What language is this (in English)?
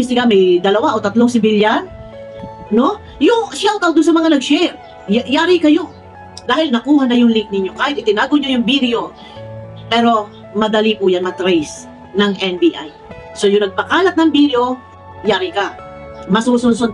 Filipino